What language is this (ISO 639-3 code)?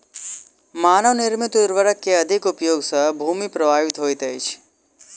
mai